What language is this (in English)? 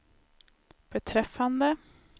Swedish